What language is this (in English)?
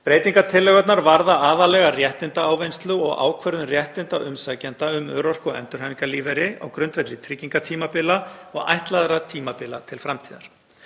Icelandic